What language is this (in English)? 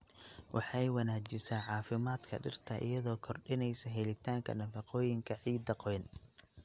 Somali